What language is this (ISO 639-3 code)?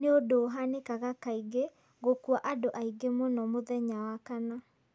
kik